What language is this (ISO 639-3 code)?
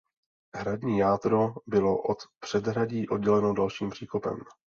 ces